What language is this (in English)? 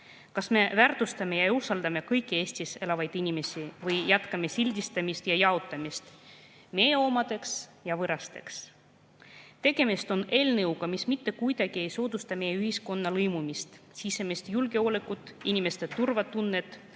Estonian